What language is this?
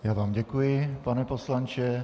Czech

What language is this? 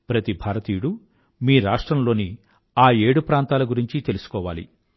Telugu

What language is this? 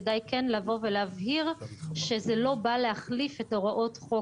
Hebrew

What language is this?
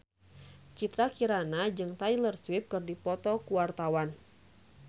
Sundanese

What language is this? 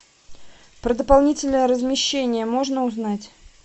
Russian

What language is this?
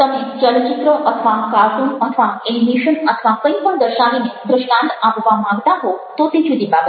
Gujarati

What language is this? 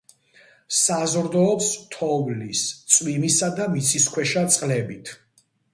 Georgian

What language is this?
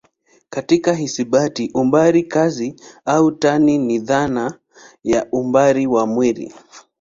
Swahili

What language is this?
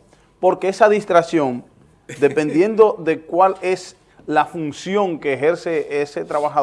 Spanish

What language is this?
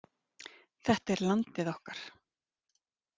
Icelandic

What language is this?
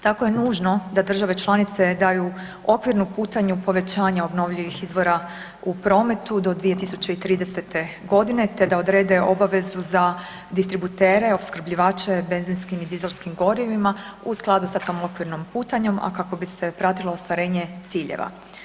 Croatian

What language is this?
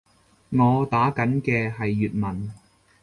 Cantonese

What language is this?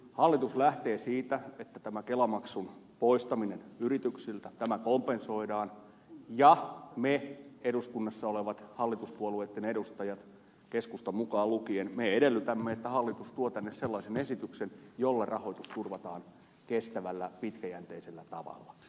Finnish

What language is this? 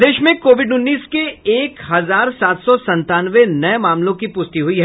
Hindi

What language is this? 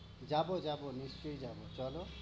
Bangla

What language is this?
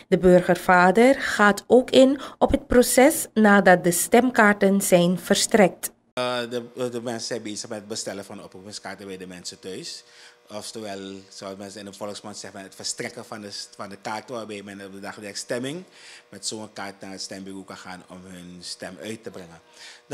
Dutch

